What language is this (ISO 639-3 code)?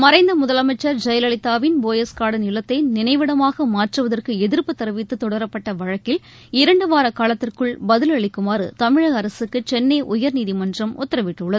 tam